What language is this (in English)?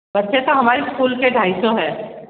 Hindi